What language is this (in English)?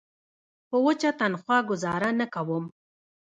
Pashto